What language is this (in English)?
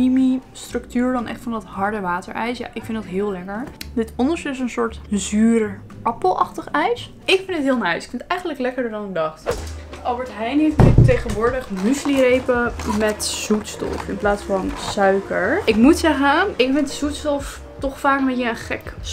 Dutch